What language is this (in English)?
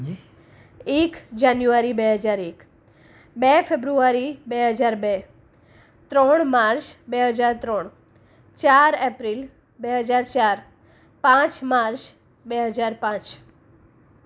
Gujarati